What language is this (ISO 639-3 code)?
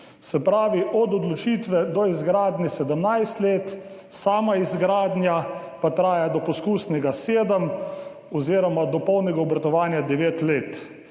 slv